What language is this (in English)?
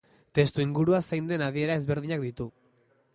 Basque